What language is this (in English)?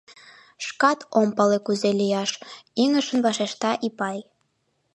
Mari